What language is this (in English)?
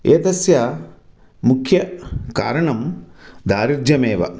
Sanskrit